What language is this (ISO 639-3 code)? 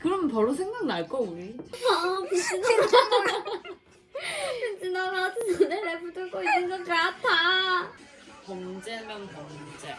kor